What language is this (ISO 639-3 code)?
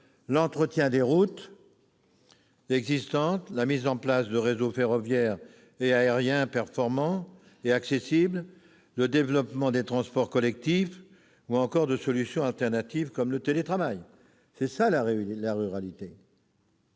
fra